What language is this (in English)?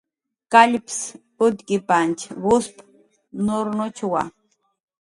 Jaqaru